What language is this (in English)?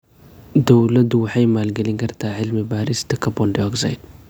Somali